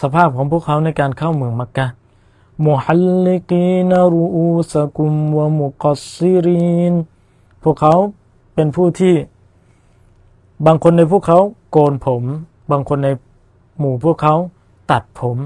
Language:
Thai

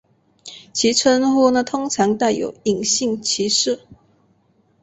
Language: Chinese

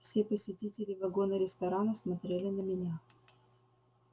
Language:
Russian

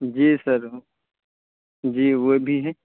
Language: Urdu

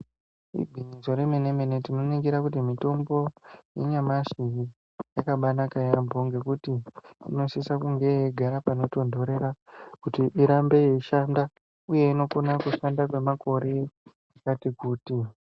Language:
Ndau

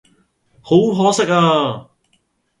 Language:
Cantonese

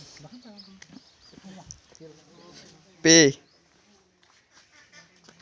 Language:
Santali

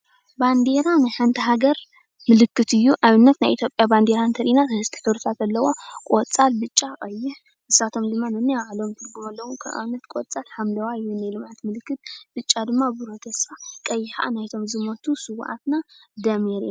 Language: Tigrinya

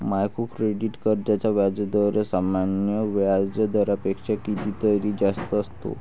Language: Marathi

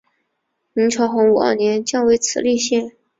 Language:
Chinese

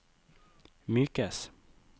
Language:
Norwegian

